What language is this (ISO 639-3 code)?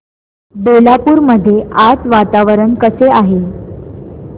mar